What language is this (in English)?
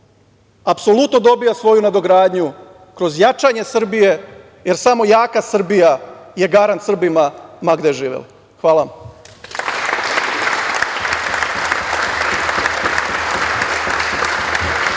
Serbian